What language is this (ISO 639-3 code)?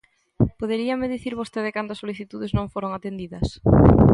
glg